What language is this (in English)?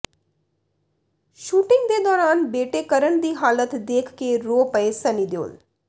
Punjabi